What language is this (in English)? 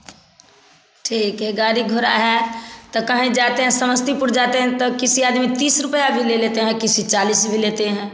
Hindi